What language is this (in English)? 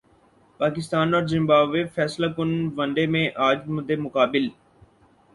Urdu